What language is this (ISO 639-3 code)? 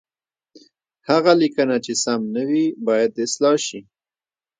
pus